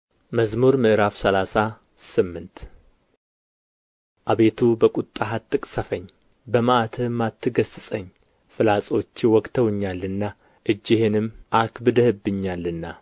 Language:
Amharic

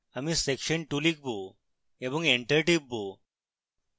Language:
Bangla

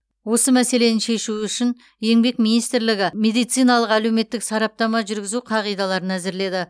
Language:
Kazakh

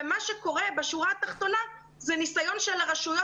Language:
Hebrew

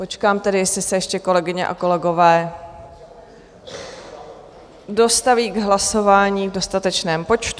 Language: Czech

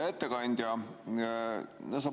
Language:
Estonian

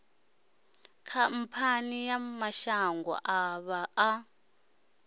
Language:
Venda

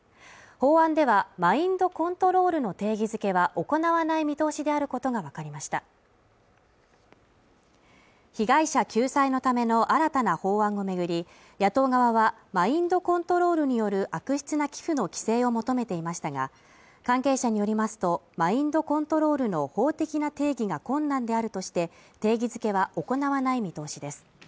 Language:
Japanese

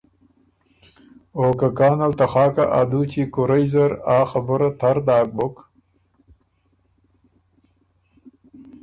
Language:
Ormuri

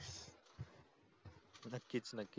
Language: Marathi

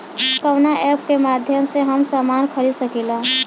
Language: Bhojpuri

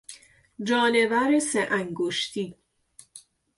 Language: Persian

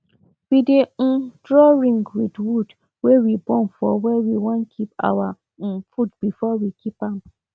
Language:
Nigerian Pidgin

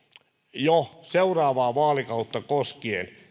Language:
Finnish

